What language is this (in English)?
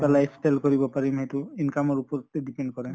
Assamese